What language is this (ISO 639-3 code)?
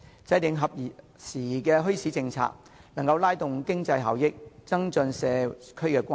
yue